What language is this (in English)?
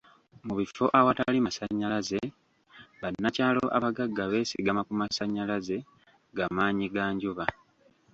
Ganda